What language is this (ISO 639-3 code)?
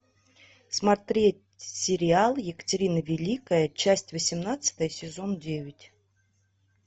rus